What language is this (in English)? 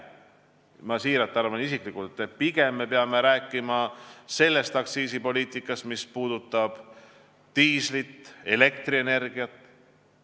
Estonian